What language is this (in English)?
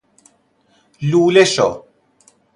Persian